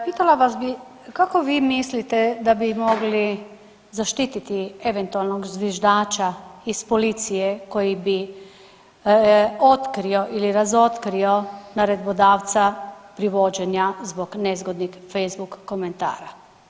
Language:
Croatian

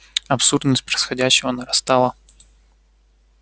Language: Russian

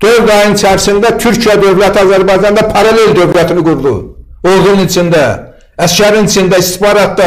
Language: Turkish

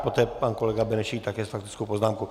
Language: Czech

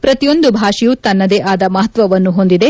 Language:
Kannada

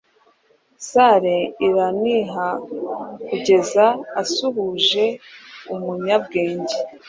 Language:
Kinyarwanda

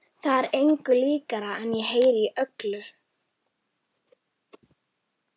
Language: Icelandic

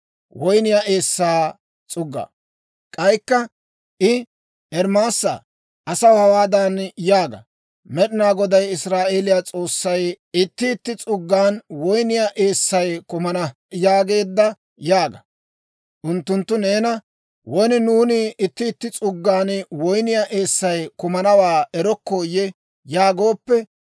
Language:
Dawro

